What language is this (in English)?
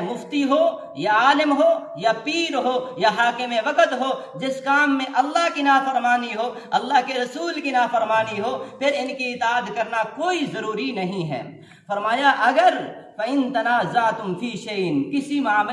Urdu